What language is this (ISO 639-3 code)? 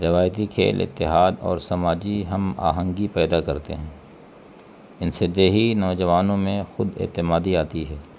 urd